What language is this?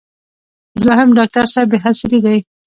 Pashto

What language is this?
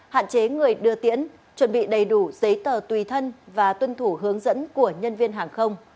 Vietnamese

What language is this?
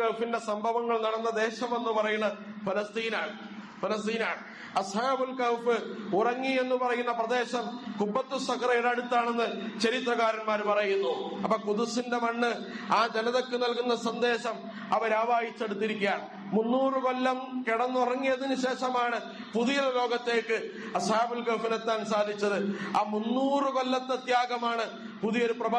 Arabic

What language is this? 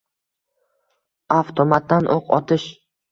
Uzbek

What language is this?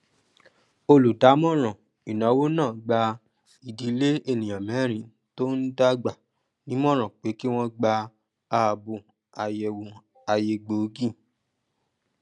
Yoruba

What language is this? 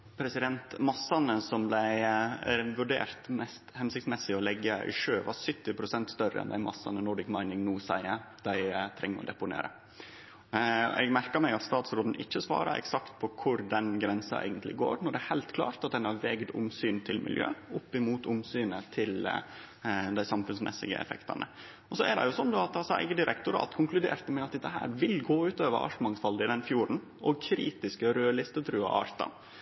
Norwegian Nynorsk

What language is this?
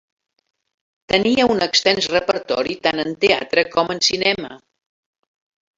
Catalan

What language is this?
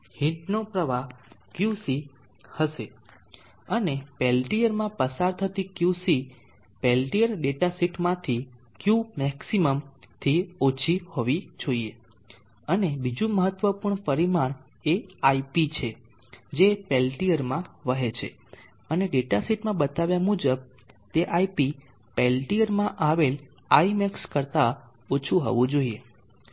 Gujarati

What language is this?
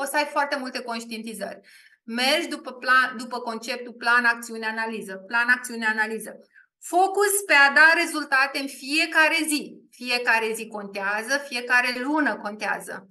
Romanian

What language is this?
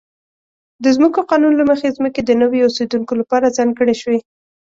Pashto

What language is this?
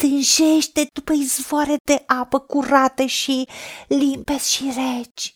Romanian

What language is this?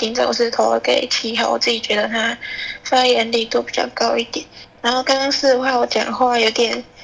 Chinese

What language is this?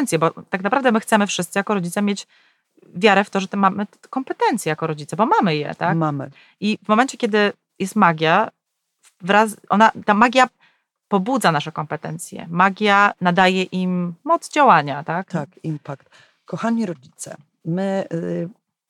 Polish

